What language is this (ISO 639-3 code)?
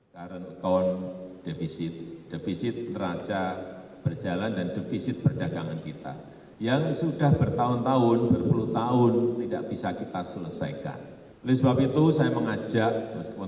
ind